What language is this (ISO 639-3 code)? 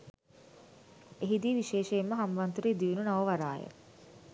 sin